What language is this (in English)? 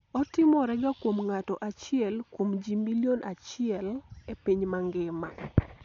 Luo (Kenya and Tanzania)